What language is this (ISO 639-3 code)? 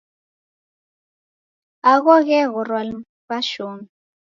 dav